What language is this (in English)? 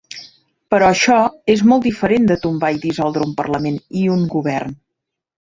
Catalan